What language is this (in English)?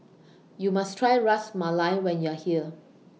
English